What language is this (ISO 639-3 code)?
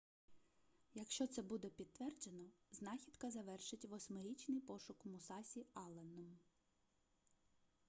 ukr